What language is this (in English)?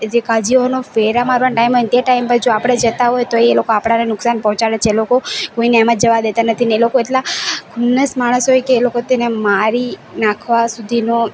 Gujarati